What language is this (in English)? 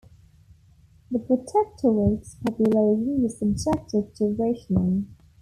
English